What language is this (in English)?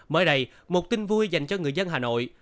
Vietnamese